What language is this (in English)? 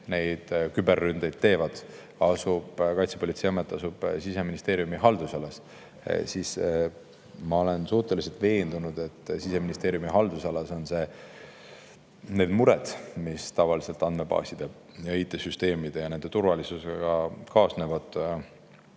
Estonian